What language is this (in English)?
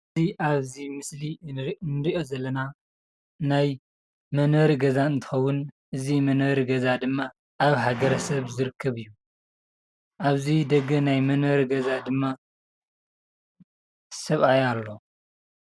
Tigrinya